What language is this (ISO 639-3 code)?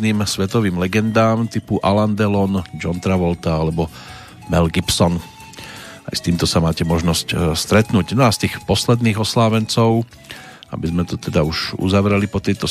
slk